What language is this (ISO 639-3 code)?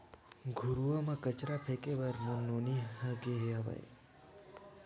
hne